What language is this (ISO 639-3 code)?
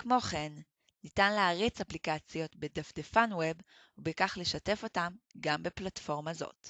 heb